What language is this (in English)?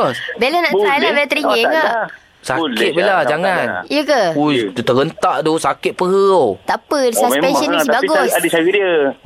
Malay